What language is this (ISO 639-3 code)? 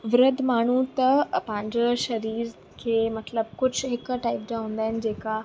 snd